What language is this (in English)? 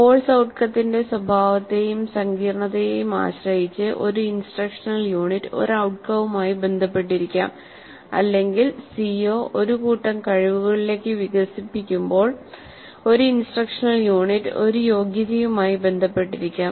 Malayalam